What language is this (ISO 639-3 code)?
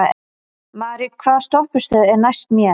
isl